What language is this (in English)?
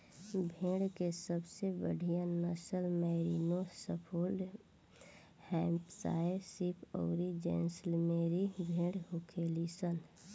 Bhojpuri